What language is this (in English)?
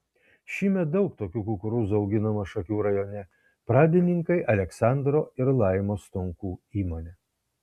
Lithuanian